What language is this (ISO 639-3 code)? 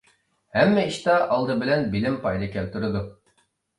uig